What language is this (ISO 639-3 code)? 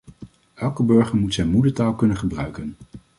nld